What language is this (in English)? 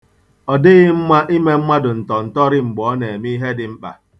Igbo